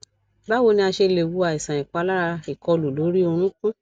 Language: Yoruba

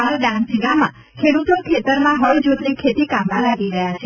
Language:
Gujarati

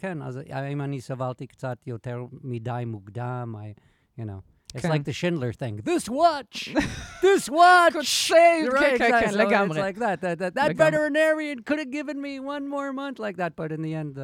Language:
Hebrew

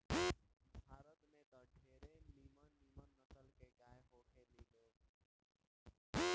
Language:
Bhojpuri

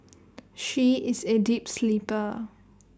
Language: English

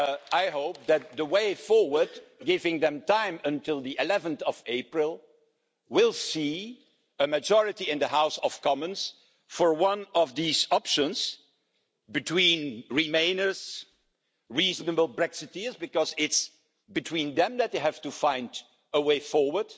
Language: English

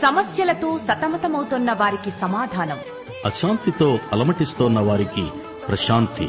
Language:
Telugu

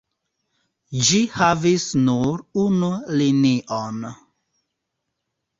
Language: Esperanto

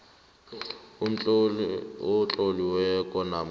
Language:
South Ndebele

